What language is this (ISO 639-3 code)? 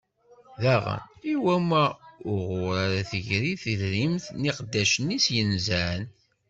kab